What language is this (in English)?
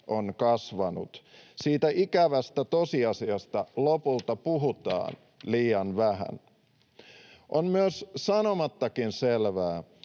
Finnish